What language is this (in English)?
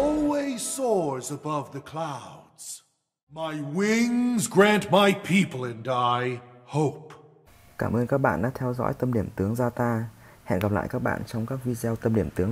Vietnamese